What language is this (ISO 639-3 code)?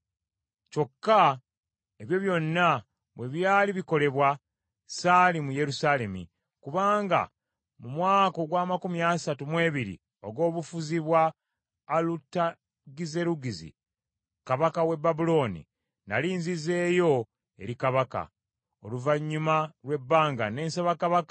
lug